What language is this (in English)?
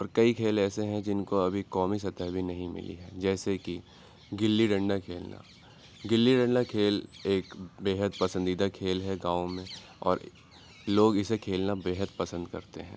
Urdu